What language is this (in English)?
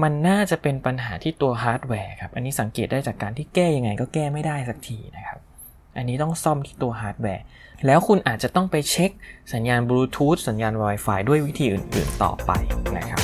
Thai